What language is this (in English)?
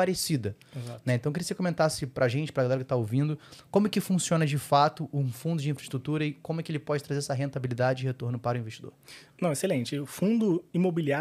Portuguese